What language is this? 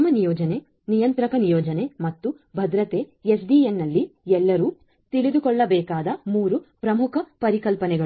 Kannada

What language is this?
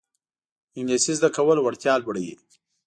Pashto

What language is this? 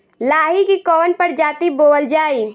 Bhojpuri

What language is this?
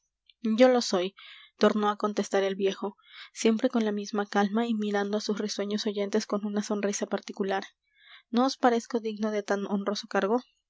Spanish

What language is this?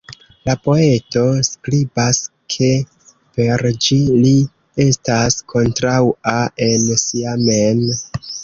Esperanto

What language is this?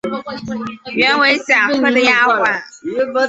Chinese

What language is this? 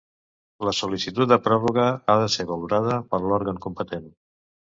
Catalan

